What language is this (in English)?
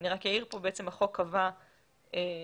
Hebrew